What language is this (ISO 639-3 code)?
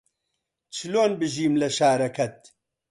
ckb